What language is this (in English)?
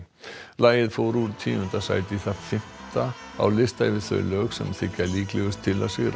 Icelandic